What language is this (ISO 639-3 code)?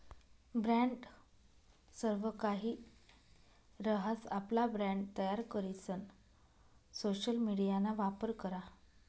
mar